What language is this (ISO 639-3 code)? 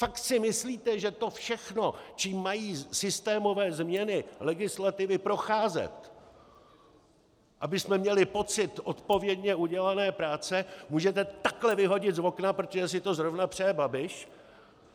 ces